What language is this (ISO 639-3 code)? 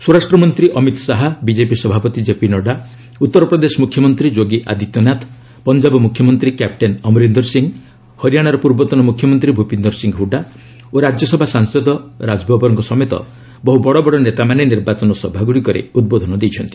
ori